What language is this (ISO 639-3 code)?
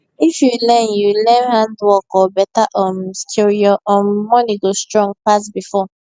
pcm